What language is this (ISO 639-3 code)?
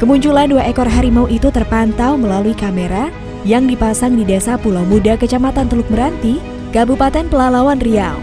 ind